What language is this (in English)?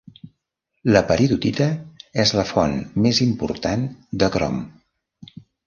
Catalan